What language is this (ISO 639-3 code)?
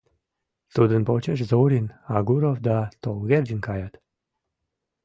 chm